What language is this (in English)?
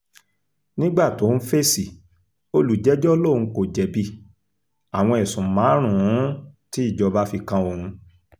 Yoruba